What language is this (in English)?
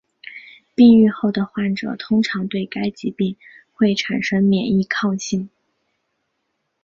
Chinese